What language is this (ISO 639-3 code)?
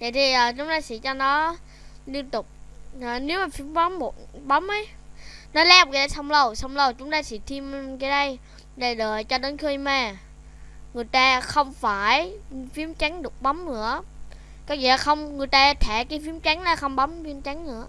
vie